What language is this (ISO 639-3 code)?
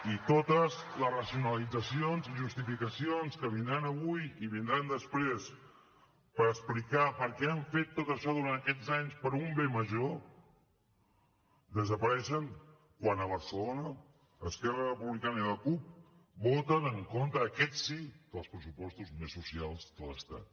cat